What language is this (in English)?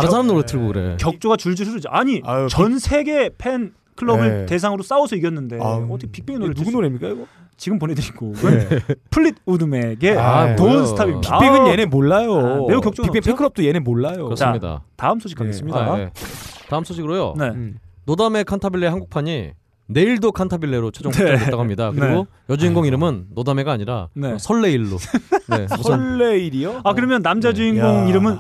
Korean